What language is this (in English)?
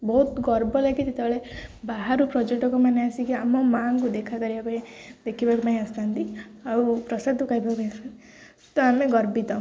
Odia